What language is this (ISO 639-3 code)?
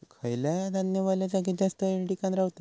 mar